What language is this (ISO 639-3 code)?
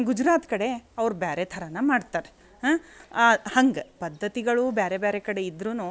kan